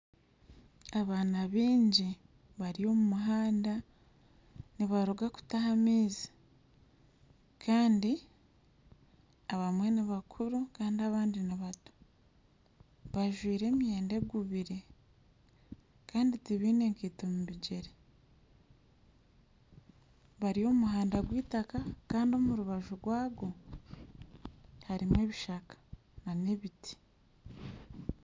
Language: Nyankole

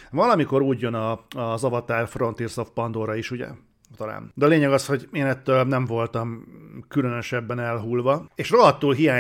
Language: Hungarian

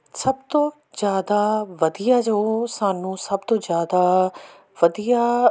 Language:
Punjabi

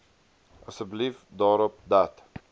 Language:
Afrikaans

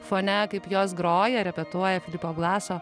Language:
Lithuanian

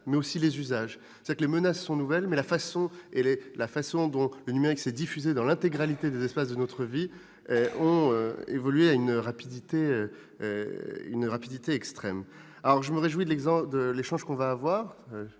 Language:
French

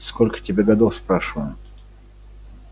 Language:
Russian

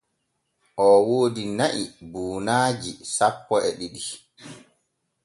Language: Borgu Fulfulde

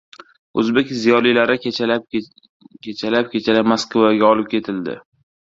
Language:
Uzbek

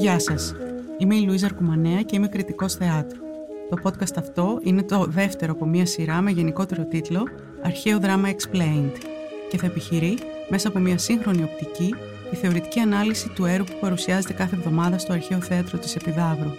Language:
Greek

